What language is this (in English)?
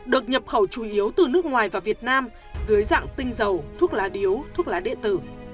Vietnamese